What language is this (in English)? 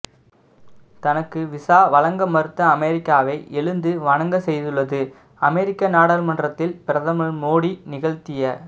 Tamil